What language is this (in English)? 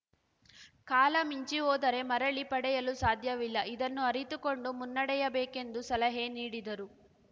Kannada